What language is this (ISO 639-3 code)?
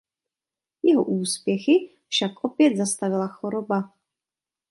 ces